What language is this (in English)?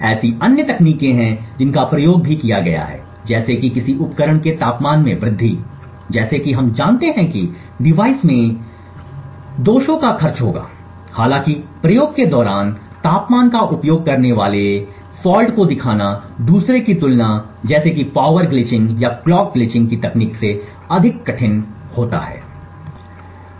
Hindi